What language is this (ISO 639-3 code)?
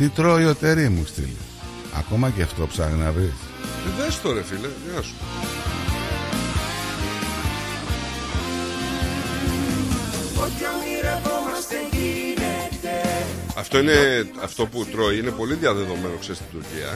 ell